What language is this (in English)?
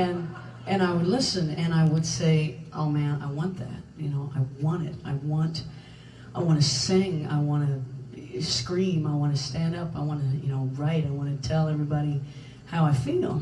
Hebrew